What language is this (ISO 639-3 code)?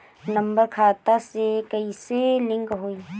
bho